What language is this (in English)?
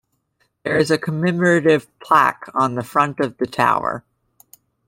English